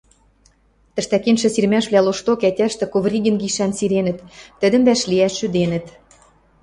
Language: Western Mari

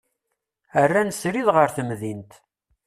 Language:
Kabyle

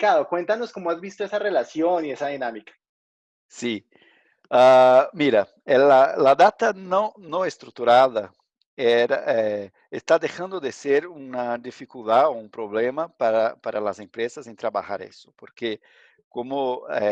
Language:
Spanish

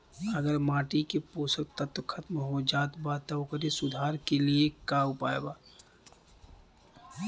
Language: Bhojpuri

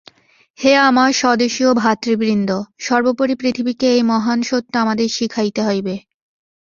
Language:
Bangla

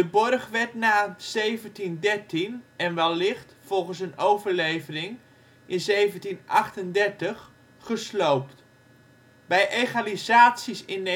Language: Dutch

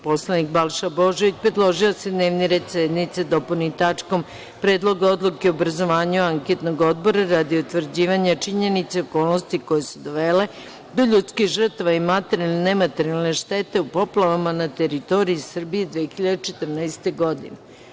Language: Serbian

